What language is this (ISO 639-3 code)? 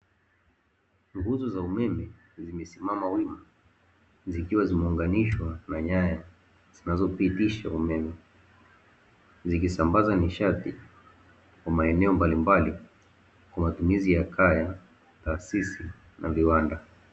swa